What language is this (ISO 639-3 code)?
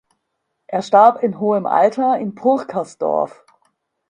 deu